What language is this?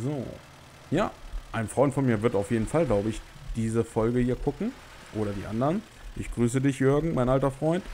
German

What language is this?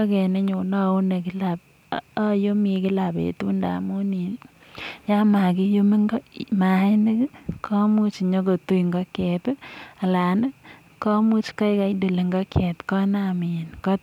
Kalenjin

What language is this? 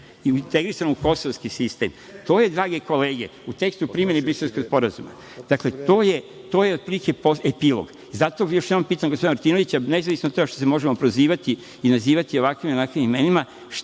Serbian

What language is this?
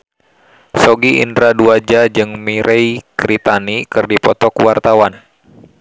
Sundanese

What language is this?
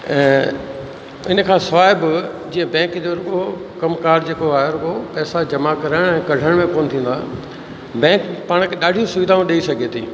Sindhi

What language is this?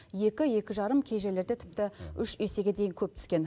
Kazakh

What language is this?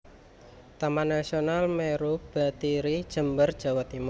Javanese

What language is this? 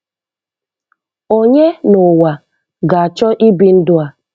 Igbo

